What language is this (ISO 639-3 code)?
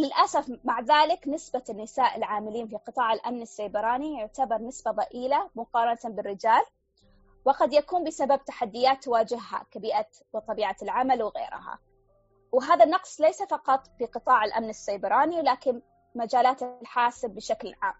ara